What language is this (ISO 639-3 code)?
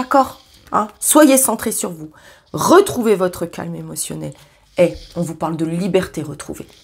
fra